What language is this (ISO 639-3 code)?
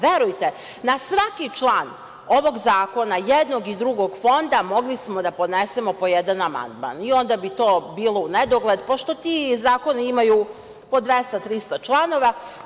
srp